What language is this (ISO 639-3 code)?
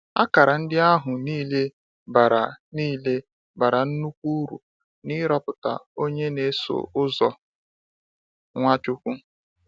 ibo